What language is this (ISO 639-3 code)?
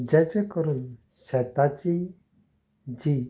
kok